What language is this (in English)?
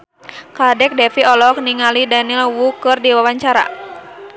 Sundanese